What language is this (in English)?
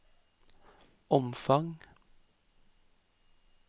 Norwegian